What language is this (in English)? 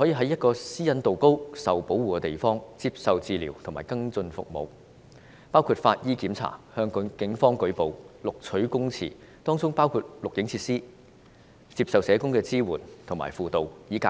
Cantonese